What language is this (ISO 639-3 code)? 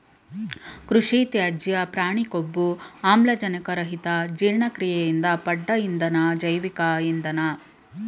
kan